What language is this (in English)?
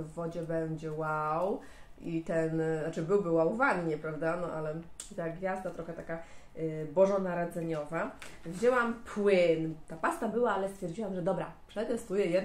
Polish